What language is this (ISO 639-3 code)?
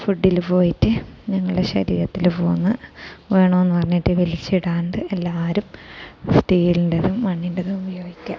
mal